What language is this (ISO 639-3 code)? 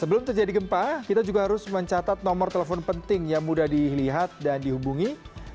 ind